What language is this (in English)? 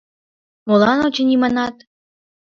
Mari